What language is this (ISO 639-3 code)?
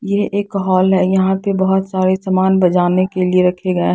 hin